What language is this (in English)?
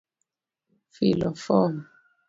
Luo (Kenya and Tanzania)